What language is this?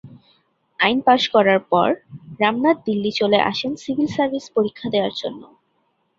Bangla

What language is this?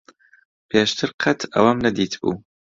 Central Kurdish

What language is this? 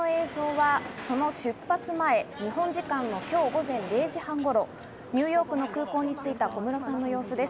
Japanese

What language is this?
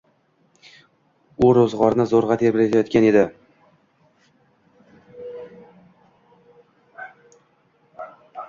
Uzbek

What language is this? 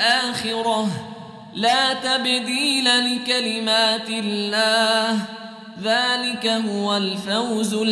Arabic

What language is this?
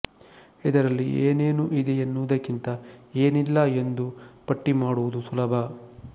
Kannada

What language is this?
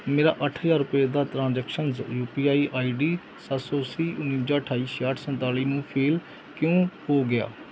Punjabi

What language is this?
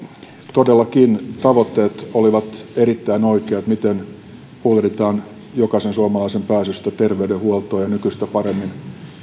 Finnish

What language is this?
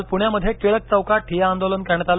Marathi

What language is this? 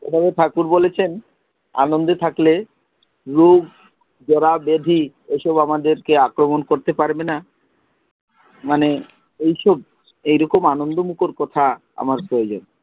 Bangla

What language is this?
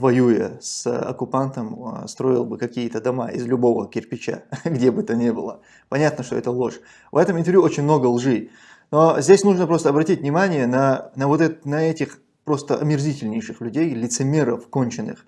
Russian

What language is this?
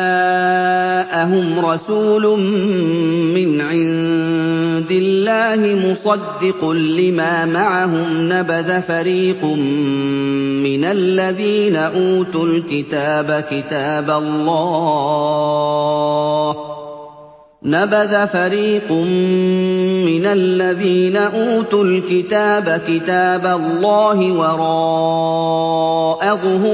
Arabic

